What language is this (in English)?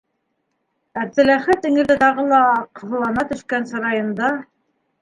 Bashkir